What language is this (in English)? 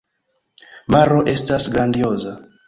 Esperanto